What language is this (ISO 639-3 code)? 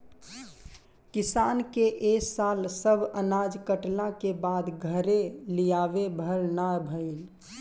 bho